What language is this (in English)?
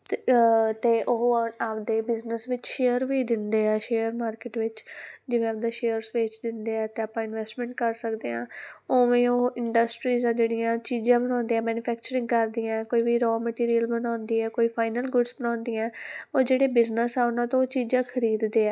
Punjabi